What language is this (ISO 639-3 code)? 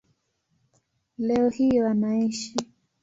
swa